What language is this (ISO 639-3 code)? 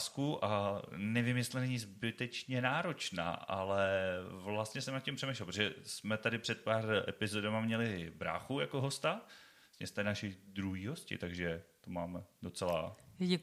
ces